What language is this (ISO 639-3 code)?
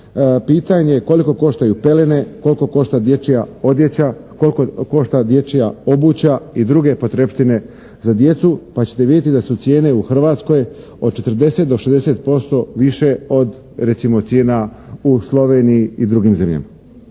hrv